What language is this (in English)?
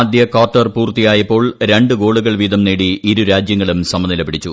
Malayalam